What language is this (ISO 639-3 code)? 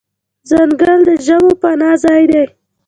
pus